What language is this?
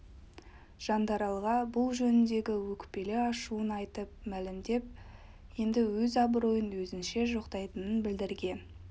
Kazakh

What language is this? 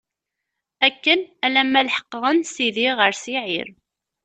Kabyle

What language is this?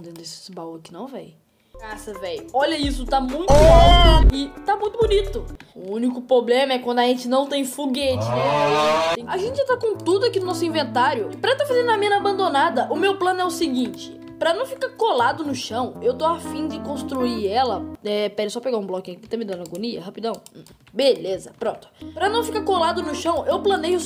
Portuguese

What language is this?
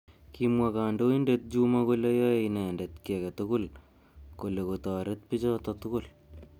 Kalenjin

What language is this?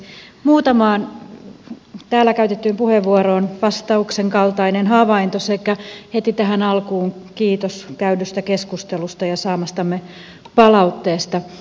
Finnish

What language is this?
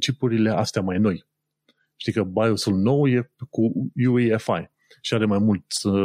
Romanian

